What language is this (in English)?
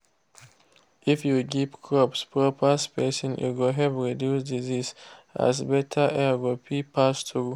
Nigerian Pidgin